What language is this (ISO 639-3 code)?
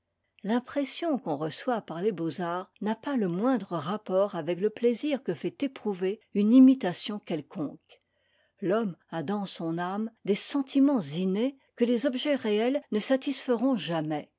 fra